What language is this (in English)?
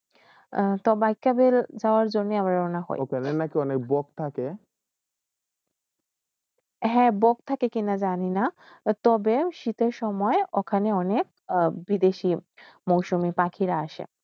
Bangla